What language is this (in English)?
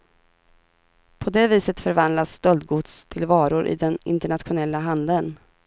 Swedish